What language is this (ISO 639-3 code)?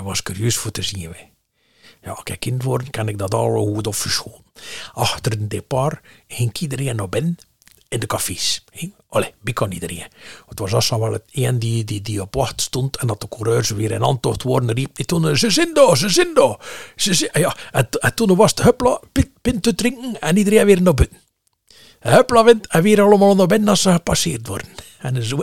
nld